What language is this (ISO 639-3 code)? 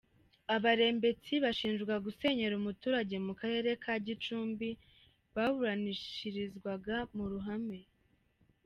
kin